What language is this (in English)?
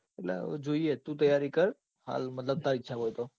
Gujarati